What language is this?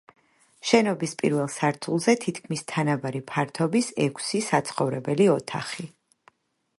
Georgian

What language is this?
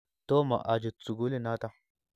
Kalenjin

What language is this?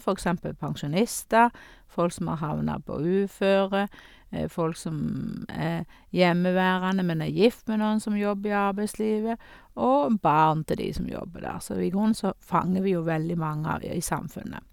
Norwegian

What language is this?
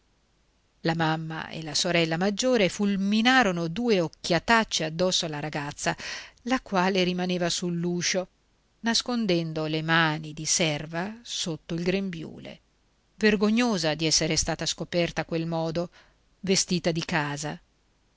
Italian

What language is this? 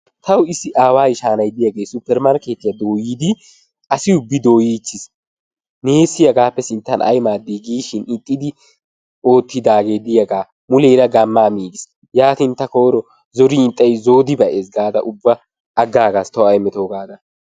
Wolaytta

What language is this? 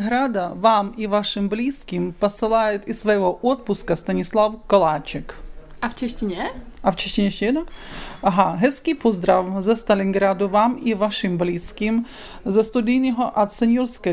Czech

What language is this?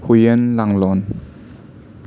Manipuri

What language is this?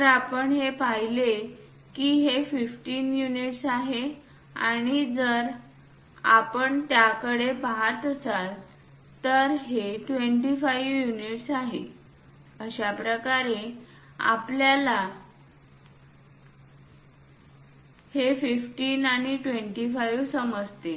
Marathi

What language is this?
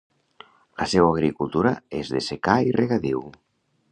Catalan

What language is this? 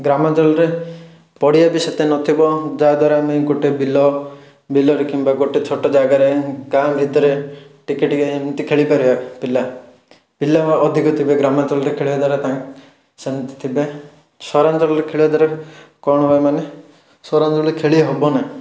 Odia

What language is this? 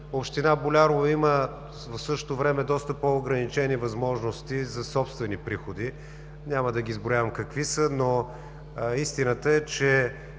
Bulgarian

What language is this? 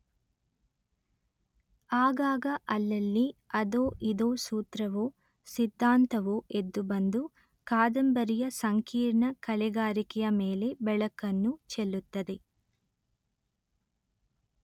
Kannada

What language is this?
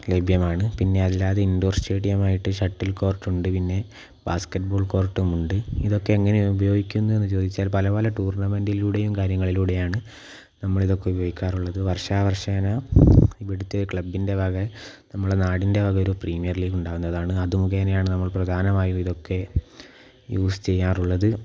Malayalam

